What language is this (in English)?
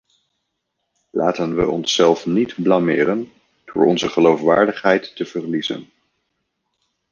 Dutch